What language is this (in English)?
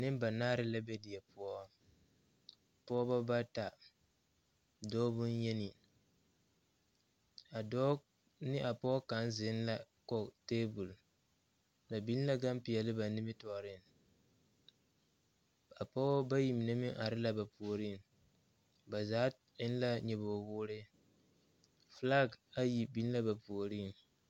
Southern Dagaare